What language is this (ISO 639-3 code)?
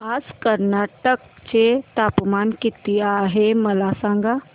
mar